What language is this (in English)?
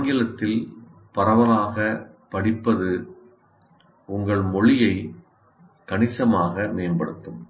Tamil